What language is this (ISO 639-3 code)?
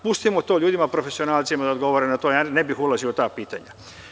srp